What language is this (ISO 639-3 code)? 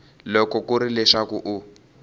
tso